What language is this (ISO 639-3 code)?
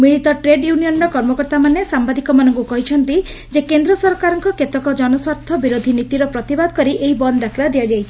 ori